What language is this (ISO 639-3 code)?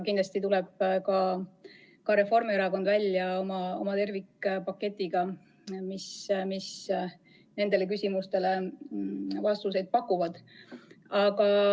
est